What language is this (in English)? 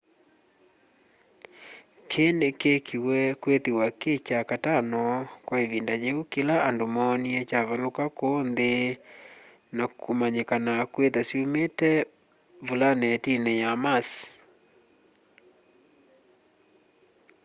Kamba